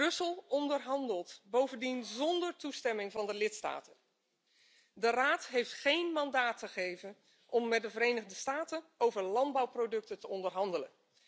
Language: Dutch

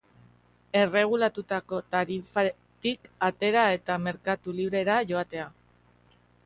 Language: Basque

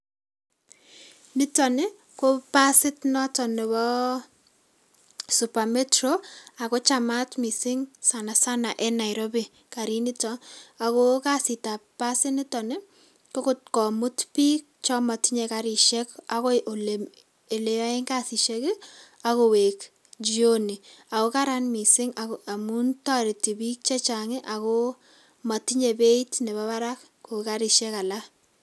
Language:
Kalenjin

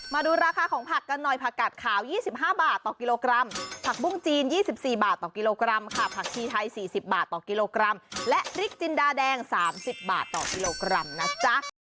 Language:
Thai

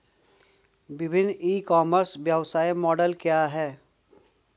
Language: Hindi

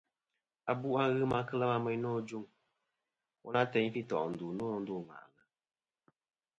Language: Kom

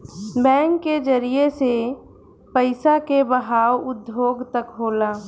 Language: Bhojpuri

